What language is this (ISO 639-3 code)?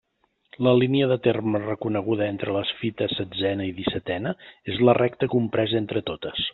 cat